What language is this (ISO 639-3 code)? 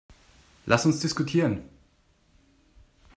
deu